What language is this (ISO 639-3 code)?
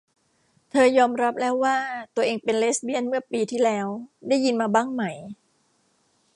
tha